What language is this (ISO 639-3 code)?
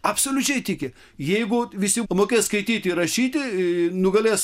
lit